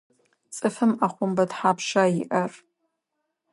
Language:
Adyghe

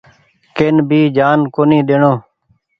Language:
Goaria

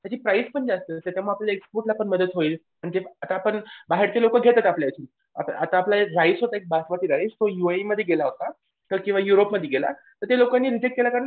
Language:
Marathi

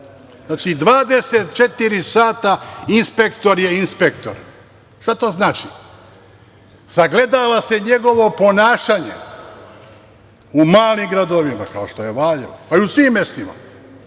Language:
Serbian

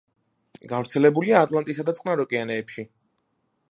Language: Georgian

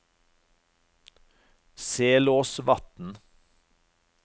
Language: Norwegian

